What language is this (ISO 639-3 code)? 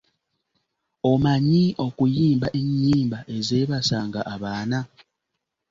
lug